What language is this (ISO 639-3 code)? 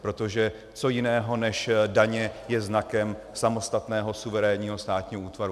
ces